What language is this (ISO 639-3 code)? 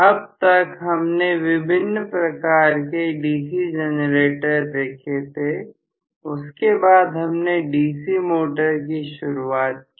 hin